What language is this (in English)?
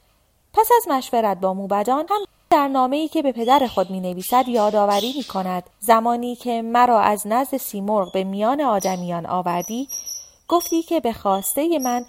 Persian